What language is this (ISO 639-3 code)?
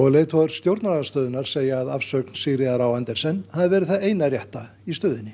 isl